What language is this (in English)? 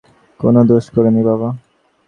Bangla